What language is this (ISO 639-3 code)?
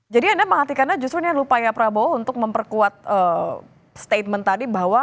ind